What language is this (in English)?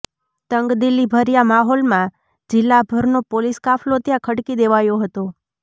Gujarati